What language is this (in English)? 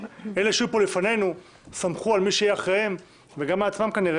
Hebrew